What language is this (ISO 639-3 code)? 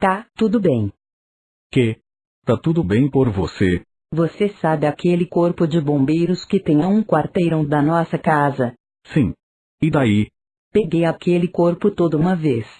por